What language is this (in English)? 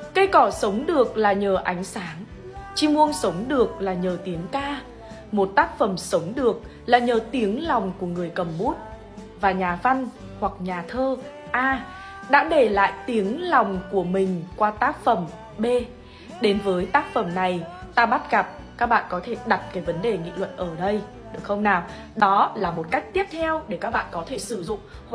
Vietnamese